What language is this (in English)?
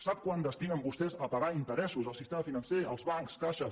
Catalan